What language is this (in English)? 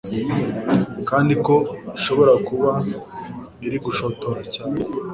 Kinyarwanda